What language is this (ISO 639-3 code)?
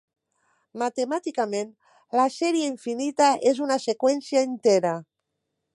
cat